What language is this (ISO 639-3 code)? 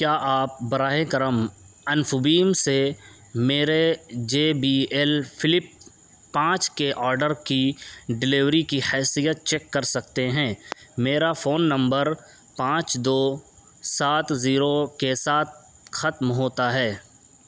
urd